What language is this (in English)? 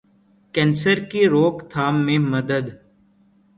Urdu